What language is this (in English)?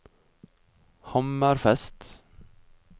Norwegian